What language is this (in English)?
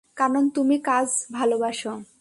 Bangla